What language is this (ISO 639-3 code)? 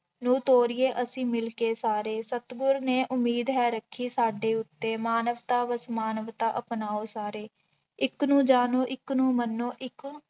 pan